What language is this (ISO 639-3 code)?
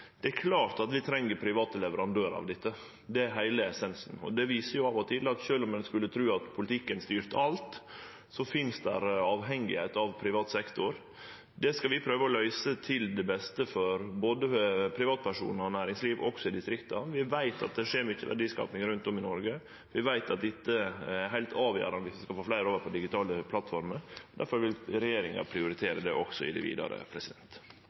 nno